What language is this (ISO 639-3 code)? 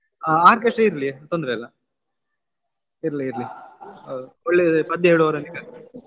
kan